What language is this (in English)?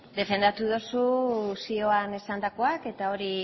Basque